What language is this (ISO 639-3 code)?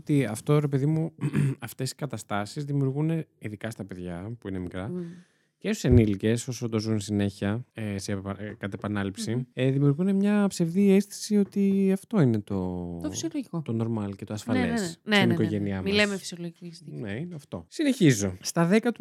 ell